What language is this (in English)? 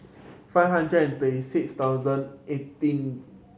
English